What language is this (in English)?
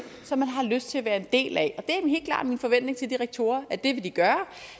Danish